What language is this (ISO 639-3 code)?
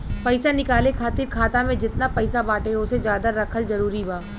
bho